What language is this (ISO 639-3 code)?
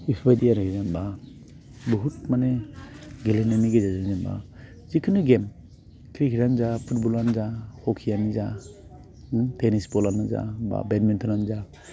brx